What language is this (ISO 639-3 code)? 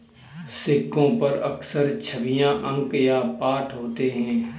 hin